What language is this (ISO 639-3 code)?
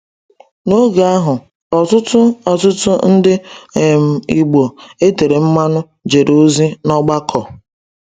ibo